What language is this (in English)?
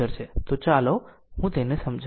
Gujarati